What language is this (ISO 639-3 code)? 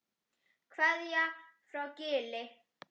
isl